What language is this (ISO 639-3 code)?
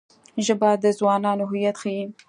pus